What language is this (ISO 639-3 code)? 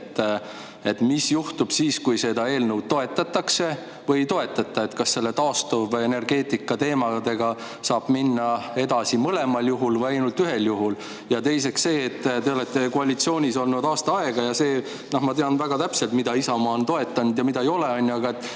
est